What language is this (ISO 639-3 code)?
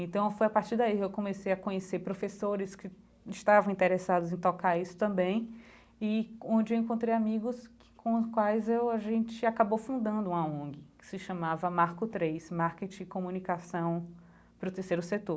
por